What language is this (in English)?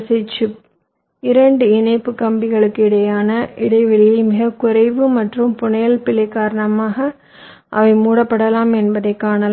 Tamil